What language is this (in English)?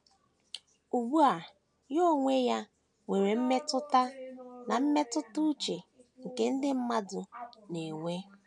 Igbo